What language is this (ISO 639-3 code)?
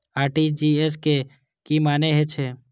mai